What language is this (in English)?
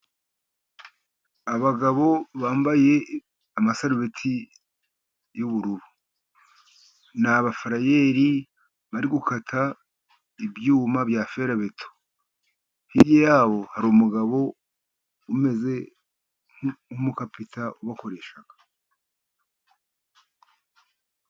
Kinyarwanda